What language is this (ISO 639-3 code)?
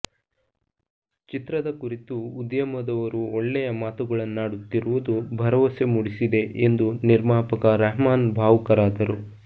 kan